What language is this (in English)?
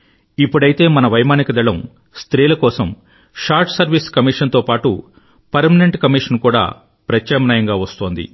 Telugu